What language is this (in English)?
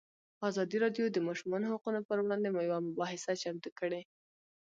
Pashto